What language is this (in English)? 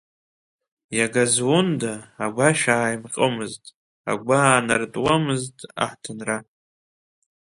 Abkhazian